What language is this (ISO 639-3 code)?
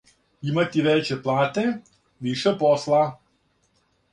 srp